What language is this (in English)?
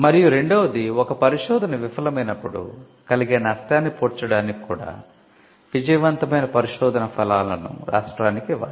Telugu